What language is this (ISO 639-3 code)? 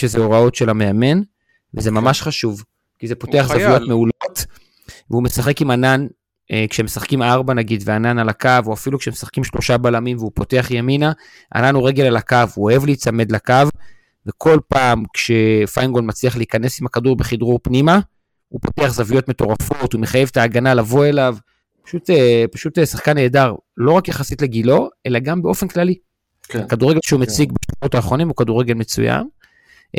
heb